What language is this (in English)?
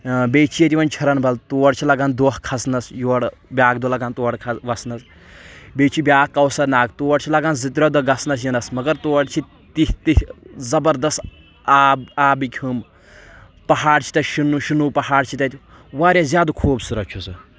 Kashmiri